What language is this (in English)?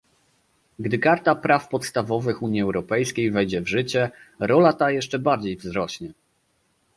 Polish